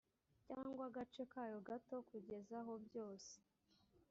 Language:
Kinyarwanda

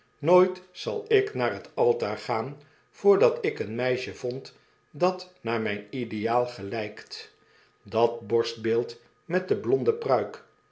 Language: Dutch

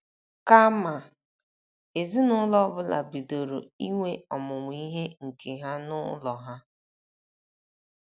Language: Igbo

